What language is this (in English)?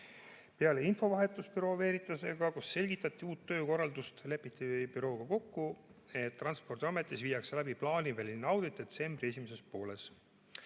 Estonian